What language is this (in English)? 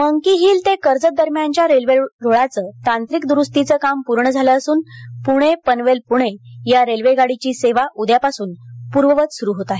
Marathi